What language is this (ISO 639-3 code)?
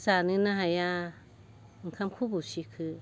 brx